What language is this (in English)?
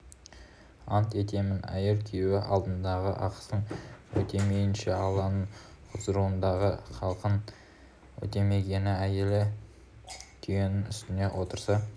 Kazakh